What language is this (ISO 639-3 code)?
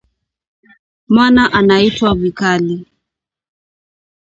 swa